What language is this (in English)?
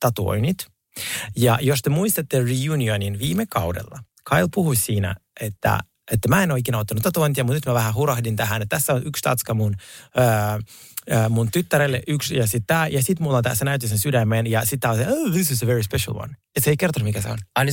Finnish